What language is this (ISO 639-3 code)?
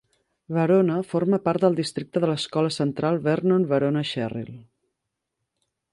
cat